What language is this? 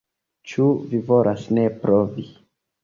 Esperanto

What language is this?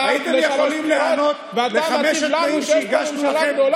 Hebrew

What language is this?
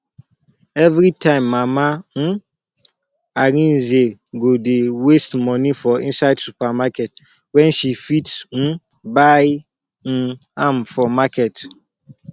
Nigerian Pidgin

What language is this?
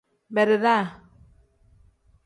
Tem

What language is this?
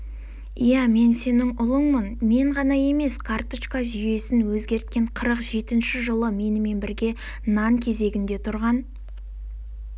Kazakh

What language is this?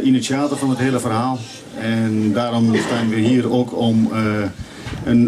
Dutch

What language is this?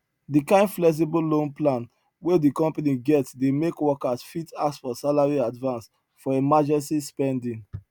Nigerian Pidgin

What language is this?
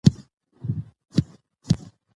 Pashto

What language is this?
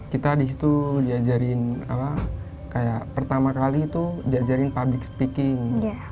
Indonesian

